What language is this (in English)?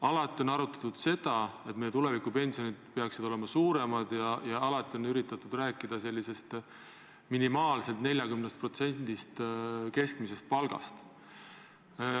Estonian